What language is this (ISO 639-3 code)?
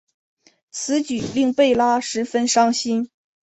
zho